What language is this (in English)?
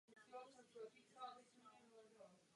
Czech